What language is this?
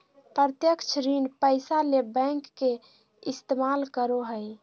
Magahi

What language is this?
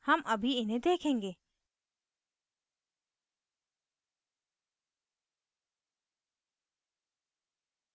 Hindi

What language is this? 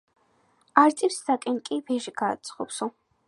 Georgian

